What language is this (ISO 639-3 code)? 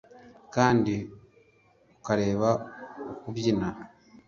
kin